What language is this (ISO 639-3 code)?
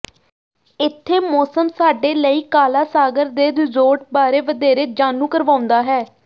pan